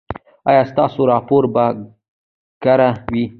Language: Pashto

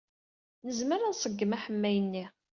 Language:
Kabyle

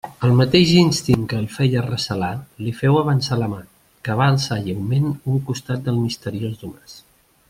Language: Catalan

